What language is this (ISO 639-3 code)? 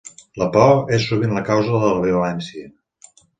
cat